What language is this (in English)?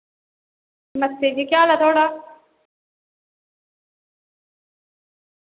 Dogri